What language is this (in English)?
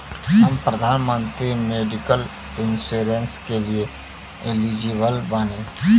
Bhojpuri